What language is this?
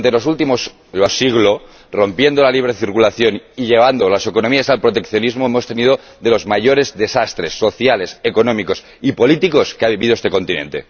Spanish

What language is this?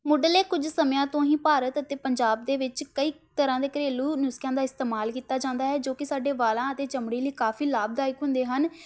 Punjabi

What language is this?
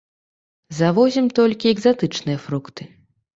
Belarusian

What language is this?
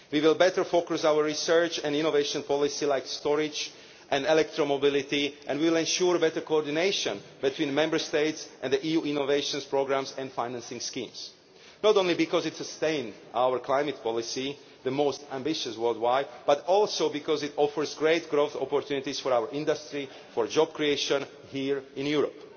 English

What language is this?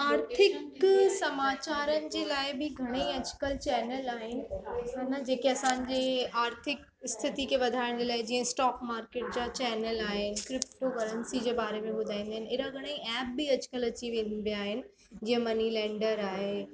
Sindhi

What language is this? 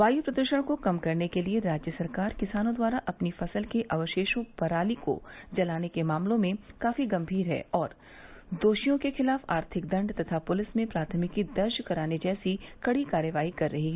Hindi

